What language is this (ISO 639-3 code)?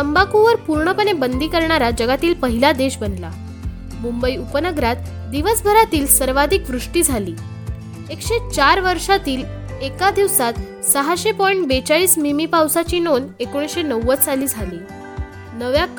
mar